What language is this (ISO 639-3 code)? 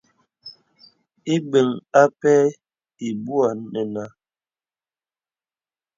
beb